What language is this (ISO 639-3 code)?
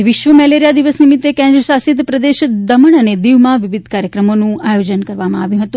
guj